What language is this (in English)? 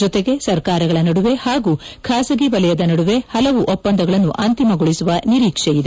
Kannada